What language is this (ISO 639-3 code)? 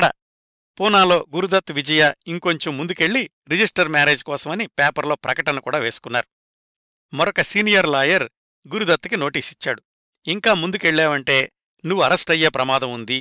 tel